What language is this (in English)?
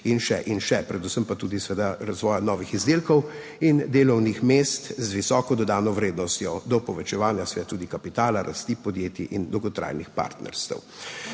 Slovenian